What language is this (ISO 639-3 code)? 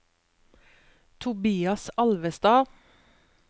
nor